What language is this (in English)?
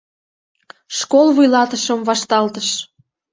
Mari